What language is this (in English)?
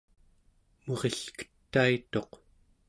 Central Yupik